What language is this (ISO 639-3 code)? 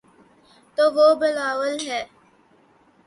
urd